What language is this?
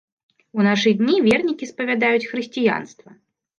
Belarusian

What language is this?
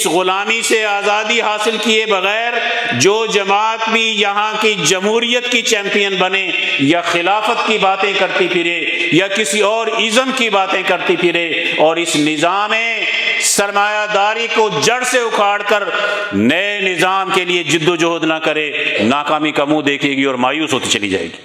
Urdu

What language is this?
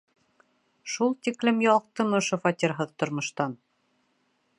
Bashkir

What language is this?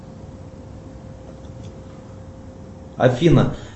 Russian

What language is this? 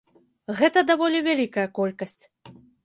Belarusian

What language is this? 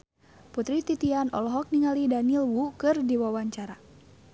Sundanese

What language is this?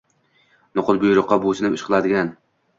Uzbek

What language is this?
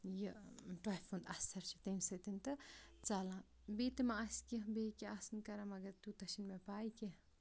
Kashmiri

